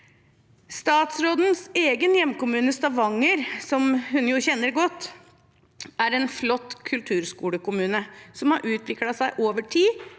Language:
Norwegian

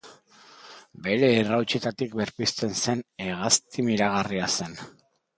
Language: Basque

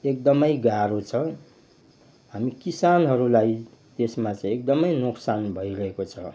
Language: Nepali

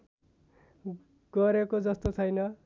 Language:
Nepali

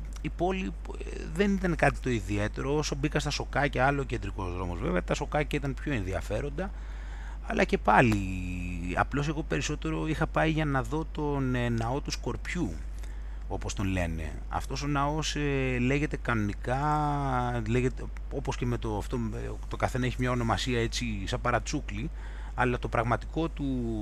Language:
Greek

